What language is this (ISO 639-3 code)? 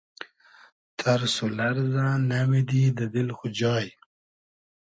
haz